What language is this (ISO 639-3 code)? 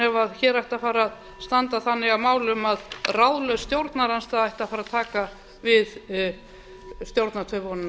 isl